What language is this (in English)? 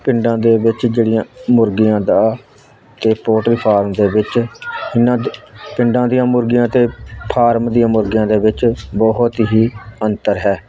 Punjabi